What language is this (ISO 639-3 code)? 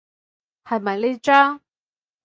yue